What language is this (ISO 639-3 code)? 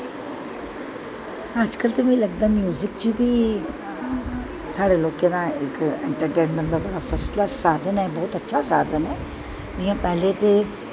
doi